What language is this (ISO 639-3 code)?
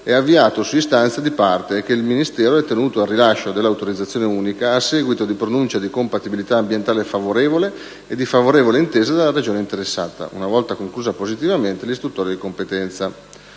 ita